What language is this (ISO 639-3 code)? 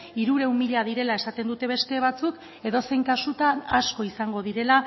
eus